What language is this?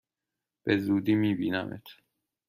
Persian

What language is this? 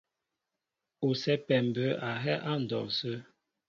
Mbo (Cameroon)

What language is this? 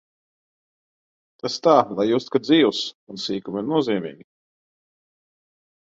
Latvian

